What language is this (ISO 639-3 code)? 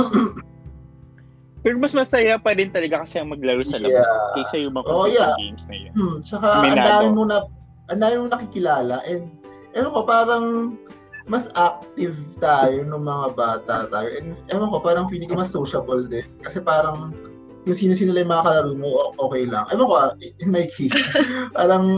fil